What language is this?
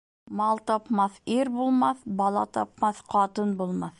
Bashkir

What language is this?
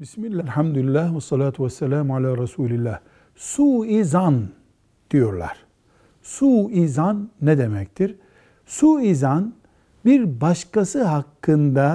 Turkish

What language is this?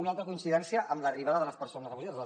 Catalan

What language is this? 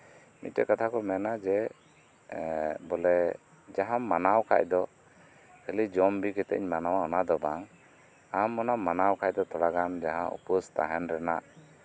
Santali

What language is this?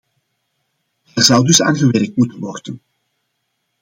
Dutch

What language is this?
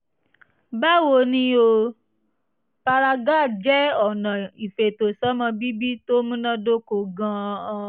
Yoruba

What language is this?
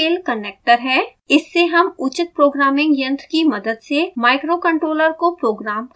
Hindi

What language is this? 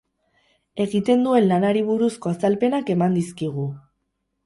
Basque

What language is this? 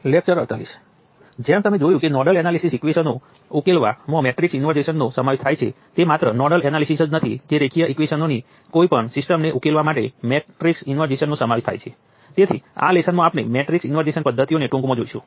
Gujarati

